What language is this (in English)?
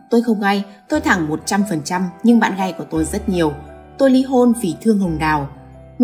Vietnamese